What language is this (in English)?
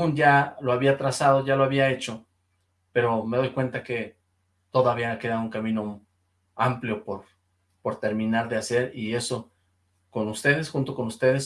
Spanish